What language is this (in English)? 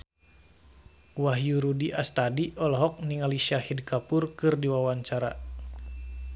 Sundanese